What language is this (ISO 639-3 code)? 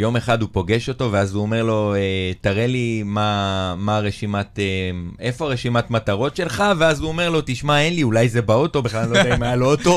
heb